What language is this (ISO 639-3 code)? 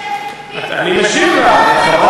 heb